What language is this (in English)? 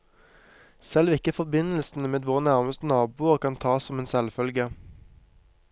Norwegian